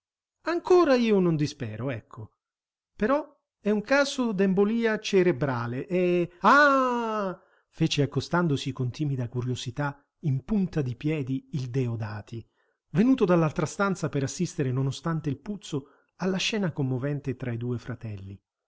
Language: Italian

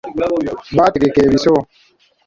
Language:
Ganda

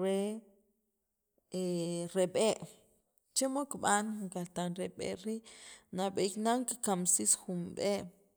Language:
Sacapulteco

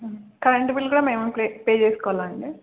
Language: Telugu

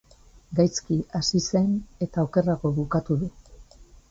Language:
Basque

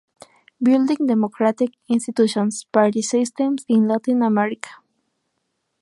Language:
Spanish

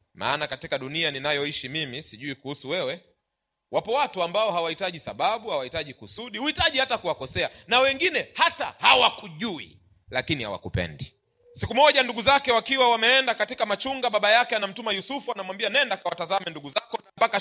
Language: Swahili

